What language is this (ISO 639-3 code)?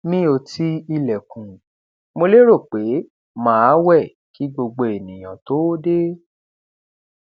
yor